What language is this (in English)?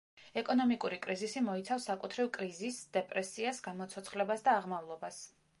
Georgian